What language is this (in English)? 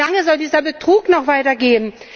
German